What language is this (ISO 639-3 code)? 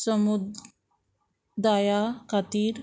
kok